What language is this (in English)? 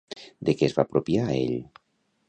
Catalan